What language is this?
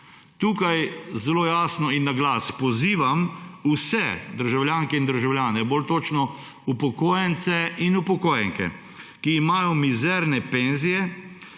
Slovenian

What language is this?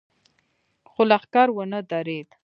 Pashto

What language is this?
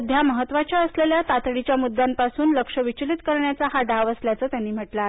Marathi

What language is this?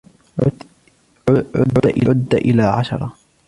Arabic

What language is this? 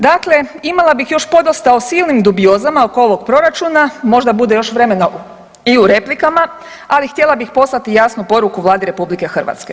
Croatian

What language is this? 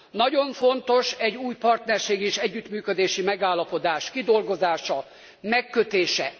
Hungarian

